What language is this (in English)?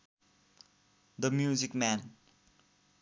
Nepali